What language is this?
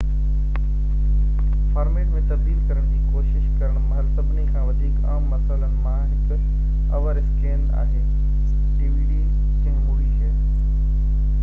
Sindhi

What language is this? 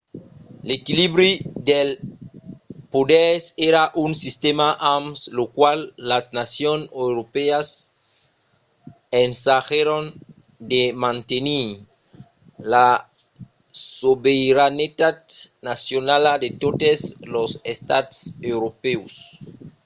Occitan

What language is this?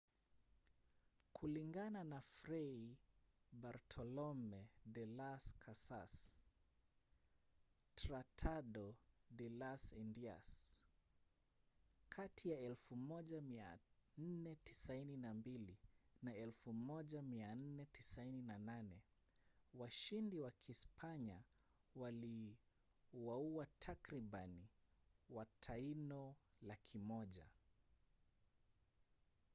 Swahili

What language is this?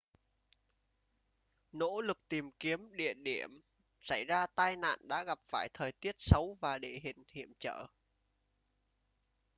Vietnamese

